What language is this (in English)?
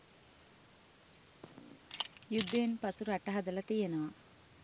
Sinhala